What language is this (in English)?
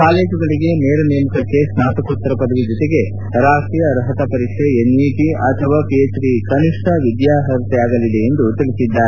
Kannada